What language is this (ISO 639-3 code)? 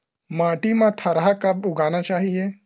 hne